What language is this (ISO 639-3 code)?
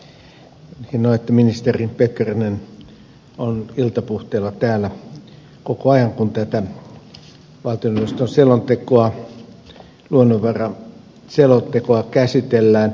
fin